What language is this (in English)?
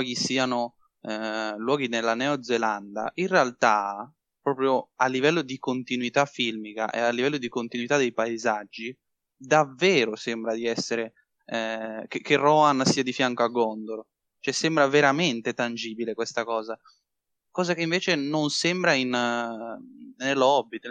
Italian